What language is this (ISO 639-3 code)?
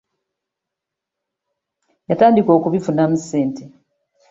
lug